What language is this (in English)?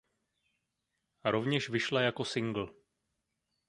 Czech